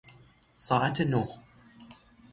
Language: Persian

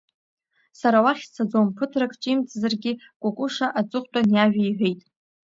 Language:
Abkhazian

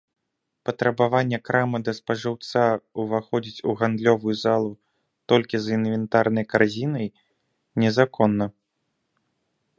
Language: Belarusian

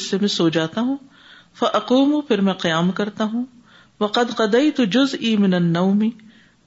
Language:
Urdu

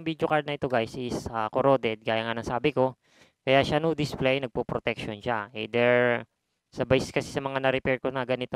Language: Filipino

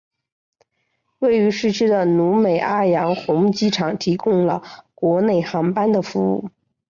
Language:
Chinese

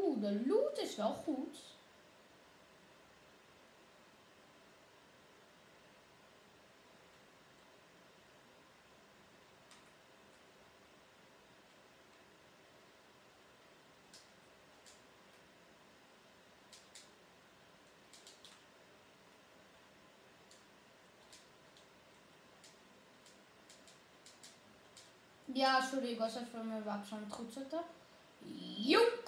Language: Dutch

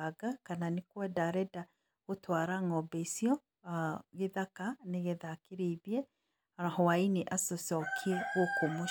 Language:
Kikuyu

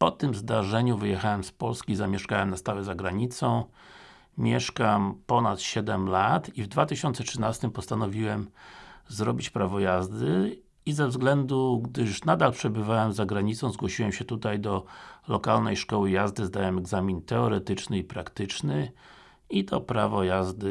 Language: Polish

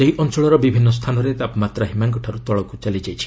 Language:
Odia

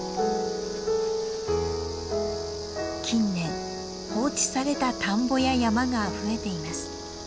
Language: Japanese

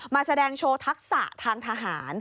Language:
Thai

